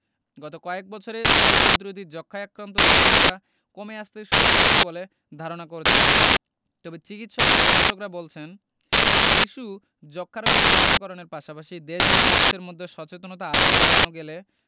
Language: Bangla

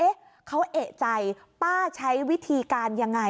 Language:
Thai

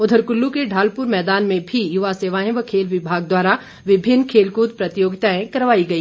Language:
Hindi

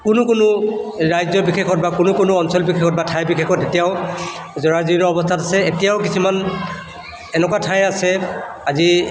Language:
Assamese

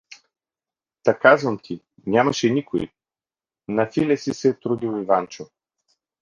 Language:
Bulgarian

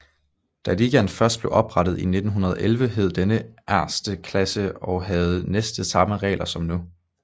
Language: Danish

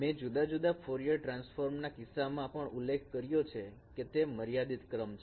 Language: Gujarati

